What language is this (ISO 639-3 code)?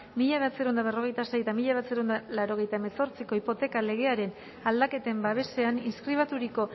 eus